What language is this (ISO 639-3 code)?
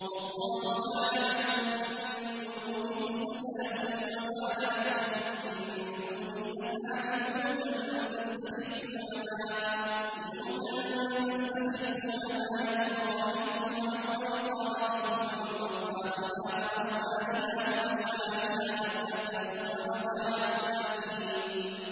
ara